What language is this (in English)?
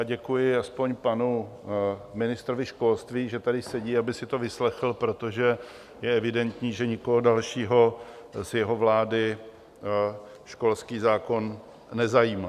Czech